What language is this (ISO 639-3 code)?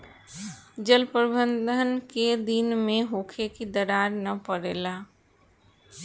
bho